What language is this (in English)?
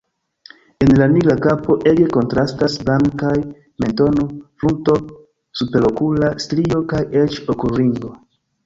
Esperanto